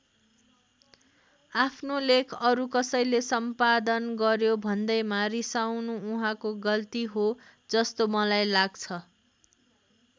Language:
Nepali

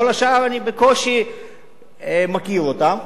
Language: Hebrew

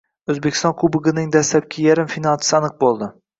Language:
Uzbek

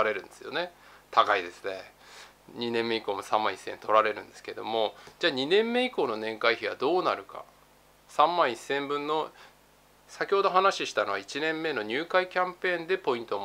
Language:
Japanese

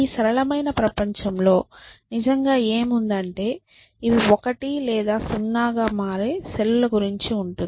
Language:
Telugu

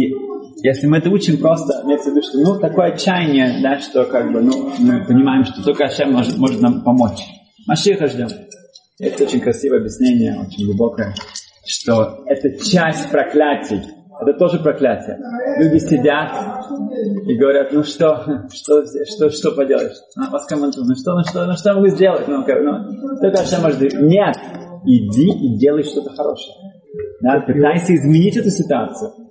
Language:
Russian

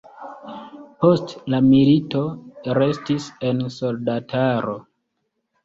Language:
Esperanto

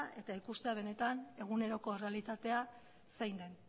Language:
Basque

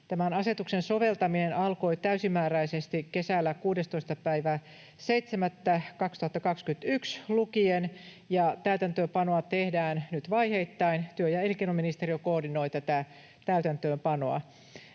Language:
Finnish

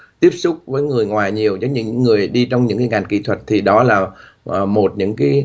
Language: Vietnamese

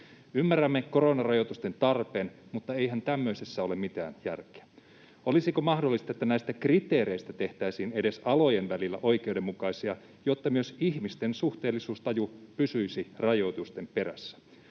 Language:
Finnish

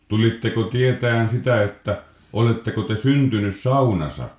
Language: Finnish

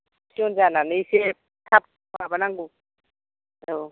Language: Bodo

